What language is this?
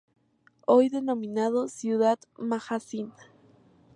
Spanish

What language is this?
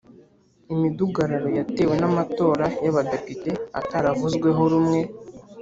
Kinyarwanda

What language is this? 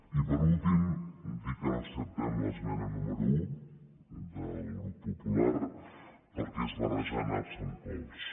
Catalan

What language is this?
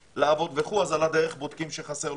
Hebrew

